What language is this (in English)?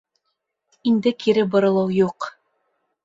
Bashkir